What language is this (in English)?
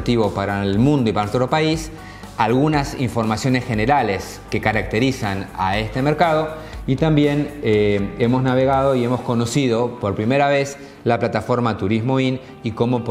Spanish